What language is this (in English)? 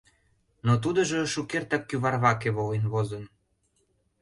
Mari